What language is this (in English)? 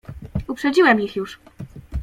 Polish